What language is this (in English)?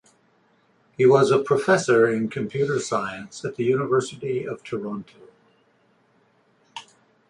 English